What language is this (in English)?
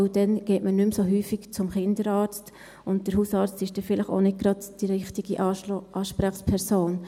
Swiss German